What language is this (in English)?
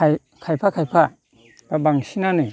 Bodo